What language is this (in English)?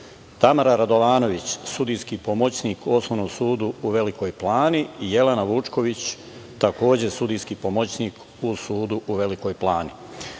Serbian